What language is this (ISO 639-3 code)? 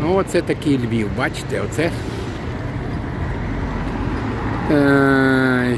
ukr